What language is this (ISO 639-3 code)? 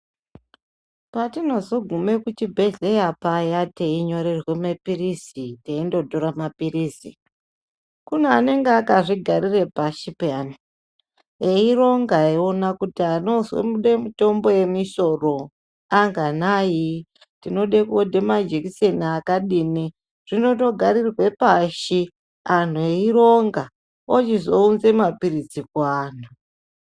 ndc